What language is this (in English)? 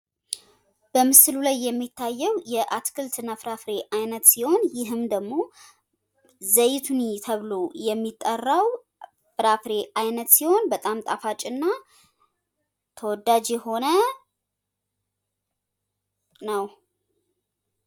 Amharic